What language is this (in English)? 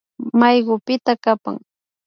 Imbabura Highland Quichua